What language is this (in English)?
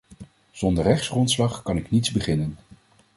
Dutch